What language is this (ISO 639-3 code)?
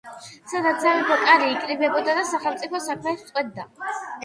kat